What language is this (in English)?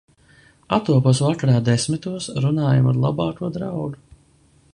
Latvian